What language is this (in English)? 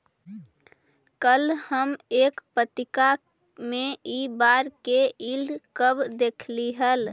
Magahi